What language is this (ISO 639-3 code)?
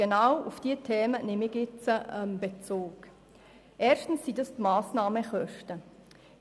gsw